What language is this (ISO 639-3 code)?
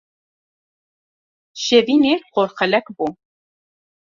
kur